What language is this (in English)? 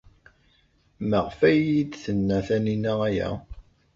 Kabyle